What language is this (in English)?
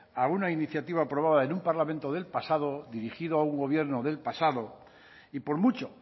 Spanish